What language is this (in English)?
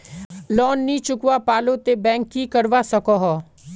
Magahi